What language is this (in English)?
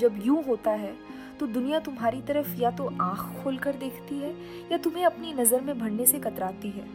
Hindi